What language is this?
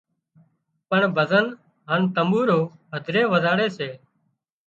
Wadiyara Koli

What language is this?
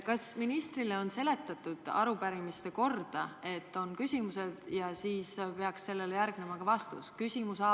Estonian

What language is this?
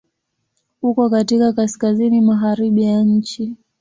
Swahili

